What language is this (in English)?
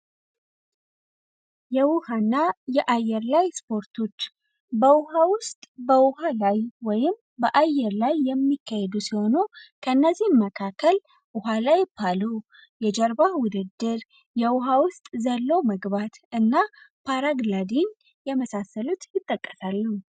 Amharic